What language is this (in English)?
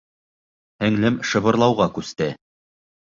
Bashkir